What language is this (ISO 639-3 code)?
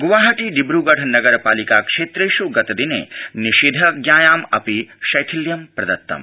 san